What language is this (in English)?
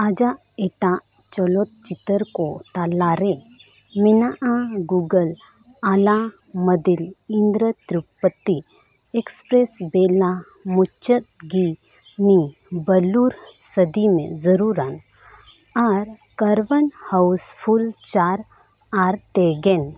Santali